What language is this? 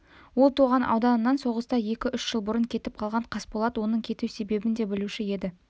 Kazakh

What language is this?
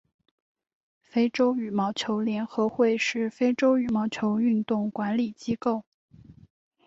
Chinese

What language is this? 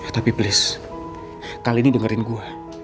Indonesian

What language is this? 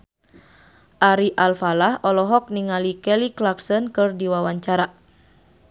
Sundanese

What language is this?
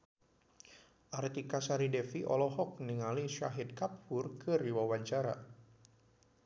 Sundanese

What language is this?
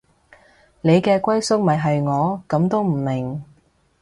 Cantonese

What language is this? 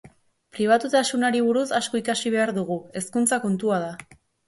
Basque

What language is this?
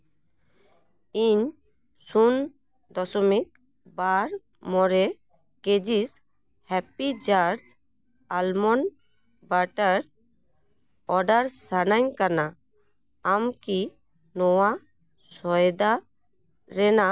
Santali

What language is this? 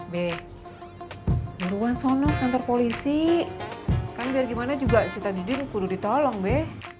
Indonesian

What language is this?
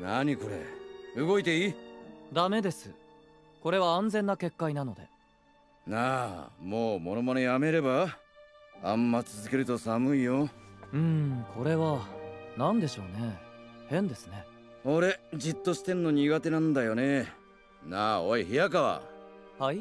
Japanese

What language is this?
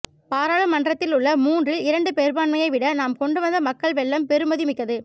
Tamil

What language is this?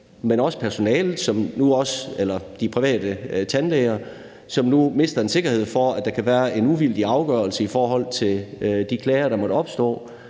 Danish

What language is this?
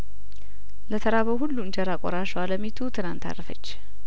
Amharic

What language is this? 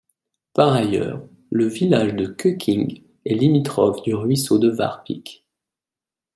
French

